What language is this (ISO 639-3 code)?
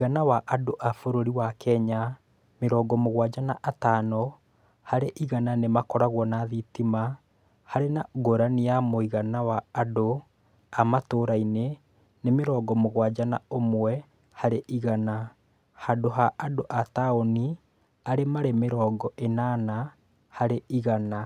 kik